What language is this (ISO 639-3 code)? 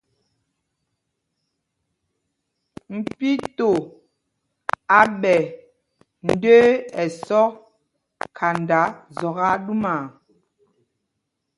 mgg